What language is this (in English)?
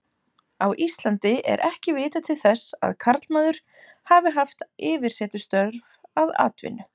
Icelandic